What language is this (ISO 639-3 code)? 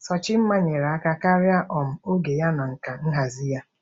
ibo